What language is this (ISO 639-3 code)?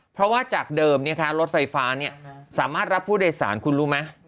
tha